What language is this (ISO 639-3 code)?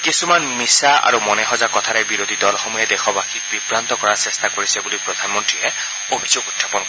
asm